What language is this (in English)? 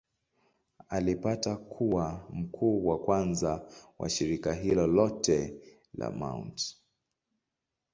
Swahili